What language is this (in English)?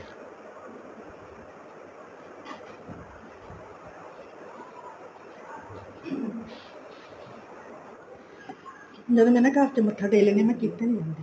Punjabi